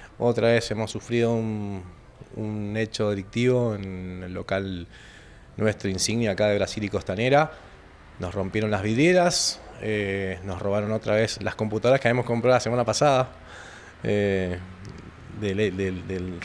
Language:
Spanish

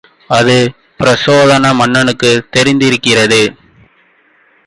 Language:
Tamil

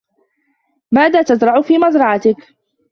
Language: Arabic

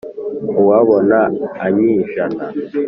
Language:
Kinyarwanda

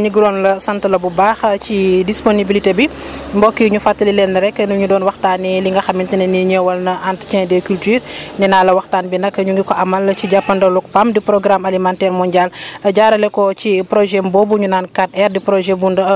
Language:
Wolof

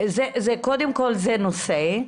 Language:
Hebrew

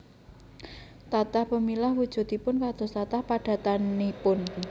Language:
Javanese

